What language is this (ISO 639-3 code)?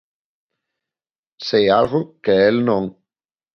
glg